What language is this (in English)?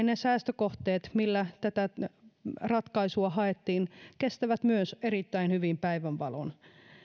Finnish